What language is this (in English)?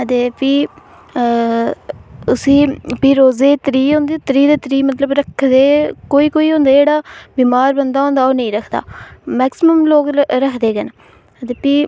Dogri